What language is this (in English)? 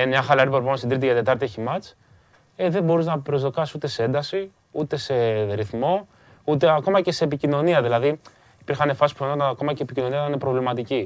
Greek